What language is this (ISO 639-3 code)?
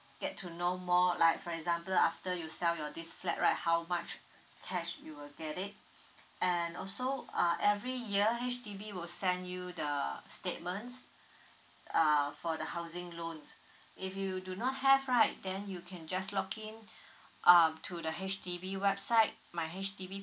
eng